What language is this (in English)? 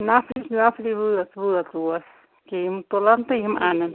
Kashmiri